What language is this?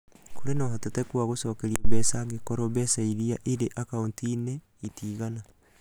Kikuyu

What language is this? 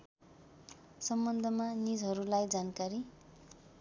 Nepali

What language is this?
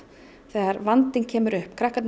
Icelandic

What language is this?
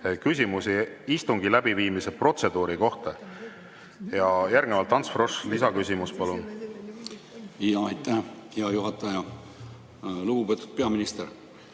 Estonian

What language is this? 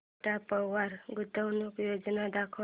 Marathi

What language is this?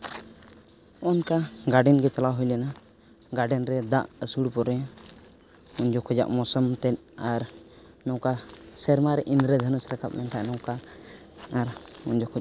Santali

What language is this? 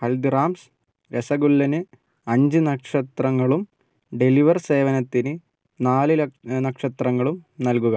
Malayalam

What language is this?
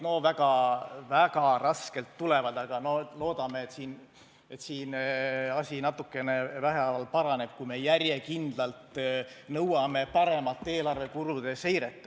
Estonian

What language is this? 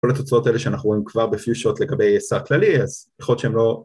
Hebrew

